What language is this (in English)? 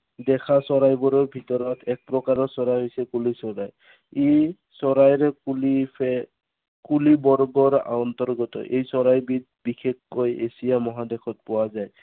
Assamese